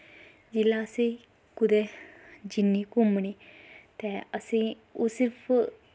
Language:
Dogri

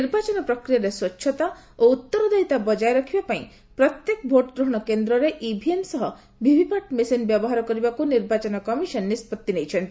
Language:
Odia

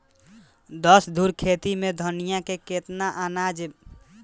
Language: Bhojpuri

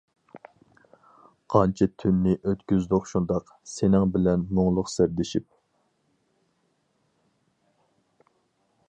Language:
Uyghur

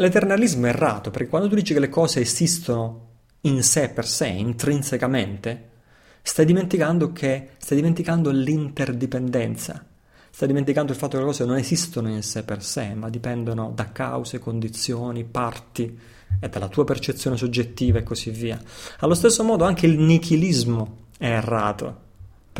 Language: Italian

